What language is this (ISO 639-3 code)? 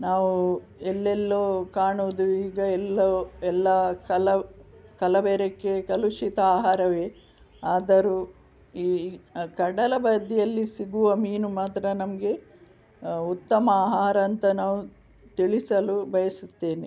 kan